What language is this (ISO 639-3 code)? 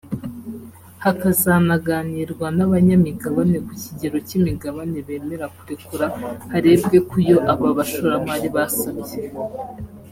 kin